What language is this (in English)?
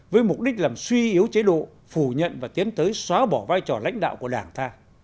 Vietnamese